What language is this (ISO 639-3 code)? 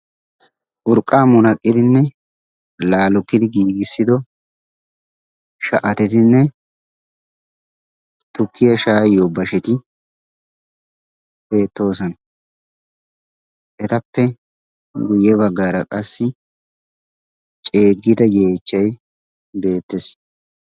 wal